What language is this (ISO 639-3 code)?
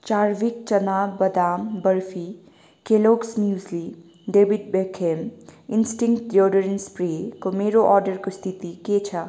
nep